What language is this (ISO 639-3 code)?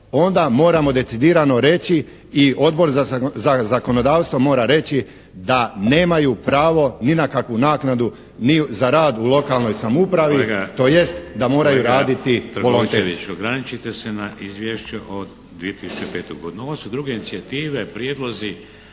hrv